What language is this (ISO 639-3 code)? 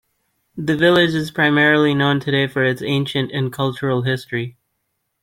eng